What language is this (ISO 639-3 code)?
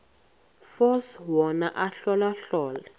xho